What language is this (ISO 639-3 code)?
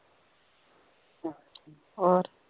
pan